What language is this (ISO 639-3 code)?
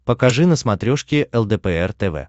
rus